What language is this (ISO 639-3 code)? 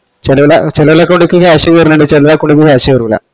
mal